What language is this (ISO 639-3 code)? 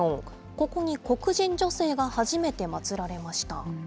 jpn